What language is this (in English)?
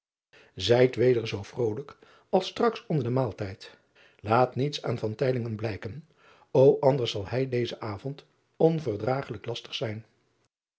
Dutch